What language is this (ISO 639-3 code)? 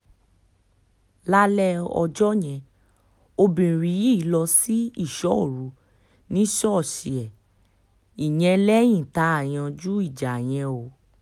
yor